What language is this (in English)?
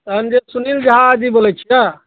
Maithili